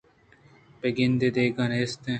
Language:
Eastern Balochi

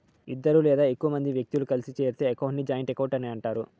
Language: Telugu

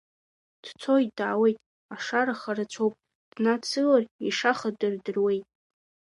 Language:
Abkhazian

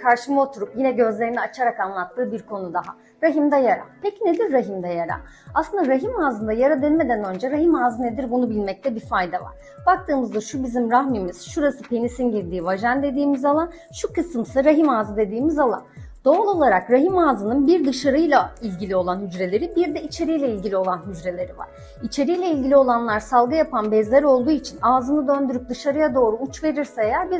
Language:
Turkish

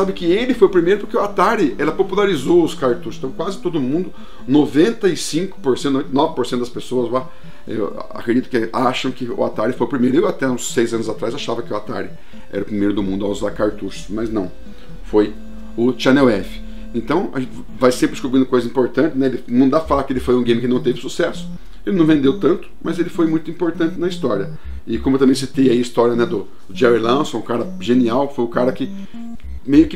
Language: Portuguese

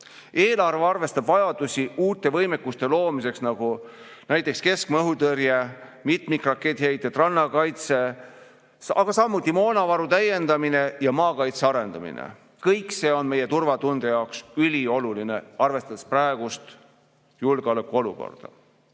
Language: Estonian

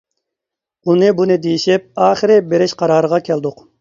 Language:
Uyghur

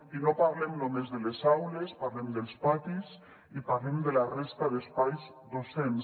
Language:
Catalan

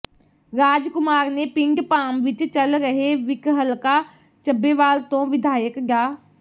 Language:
Punjabi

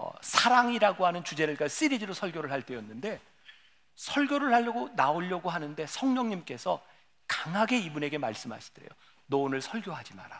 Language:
Korean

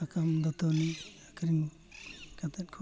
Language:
Santali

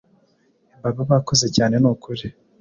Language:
Kinyarwanda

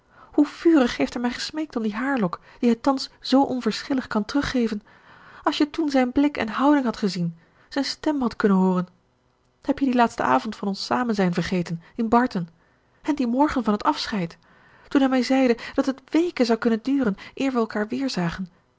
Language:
Dutch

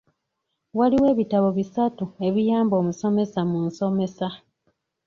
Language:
Ganda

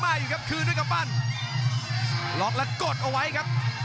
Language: Thai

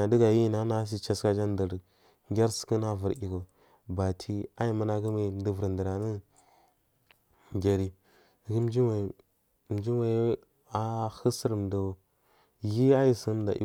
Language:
Marghi South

